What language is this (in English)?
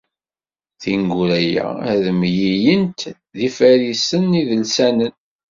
Kabyle